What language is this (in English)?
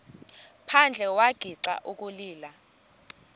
Xhosa